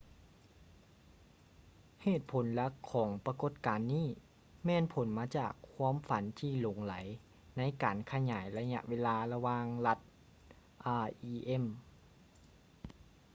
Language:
Lao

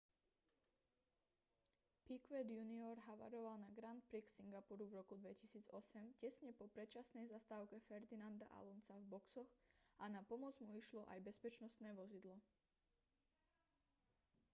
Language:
Slovak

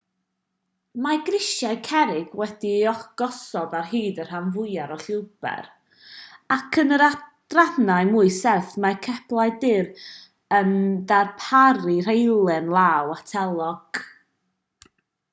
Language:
Welsh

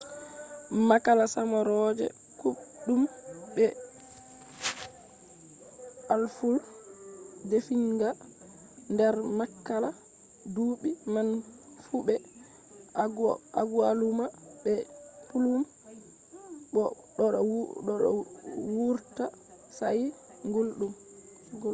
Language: Fula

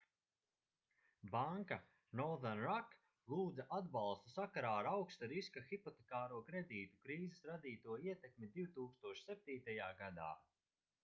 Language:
Latvian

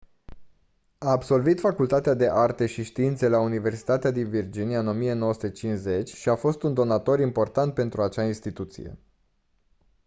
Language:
Romanian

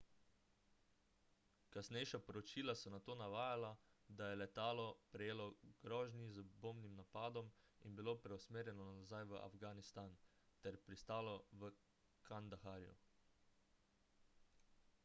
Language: Slovenian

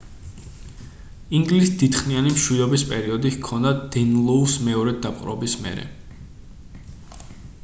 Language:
Georgian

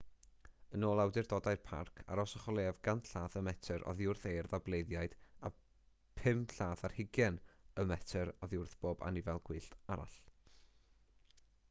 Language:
Welsh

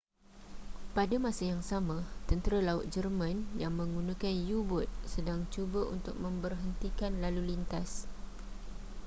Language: Malay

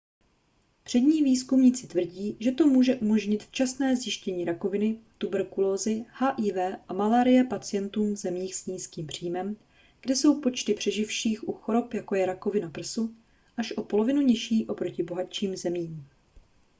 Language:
Czech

